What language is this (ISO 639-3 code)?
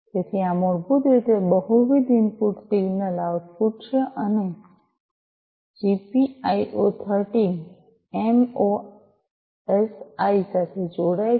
guj